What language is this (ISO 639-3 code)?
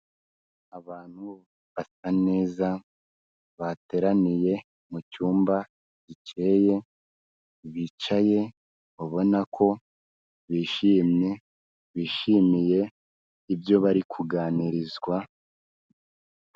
kin